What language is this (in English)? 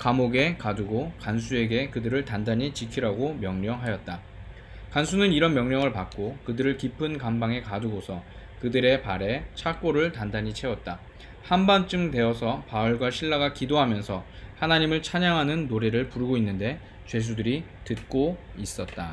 Korean